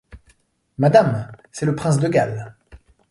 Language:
French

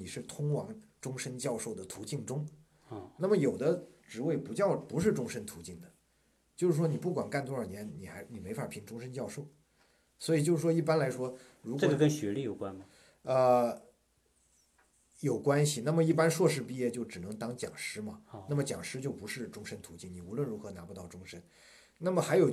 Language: Chinese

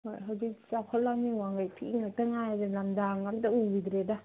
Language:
Manipuri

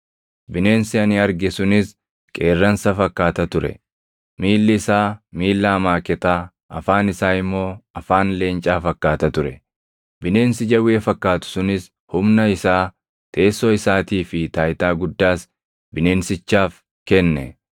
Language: Oromo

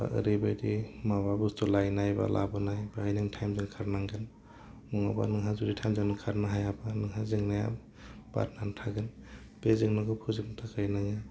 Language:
Bodo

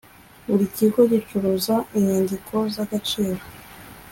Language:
Kinyarwanda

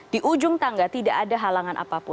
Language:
Indonesian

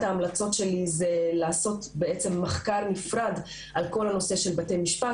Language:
Hebrew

